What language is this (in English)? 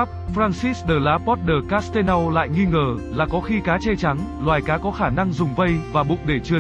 Vietnamese